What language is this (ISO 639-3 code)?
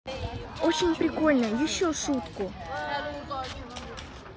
rus